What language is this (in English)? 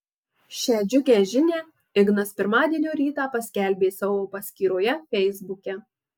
Lithuanian